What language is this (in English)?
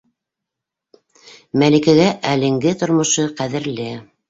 Bashkir